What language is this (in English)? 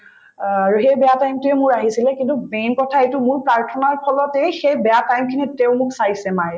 Assamese